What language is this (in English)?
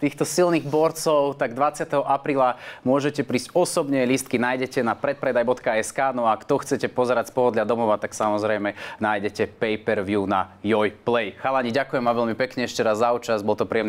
Slovak